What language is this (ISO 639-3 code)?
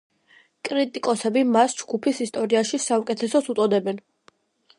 kat